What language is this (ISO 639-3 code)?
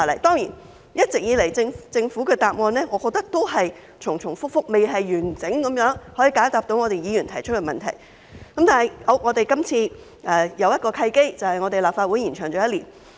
yue